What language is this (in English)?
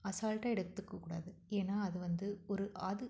Tamil